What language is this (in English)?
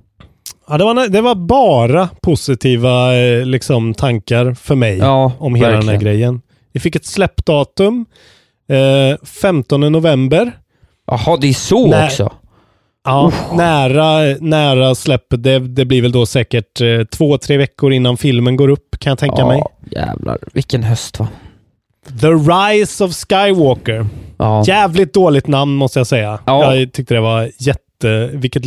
Swedish